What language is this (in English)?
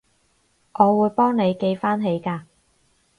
Cantonese